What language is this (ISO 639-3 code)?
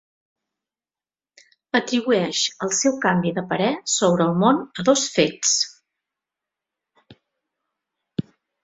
cat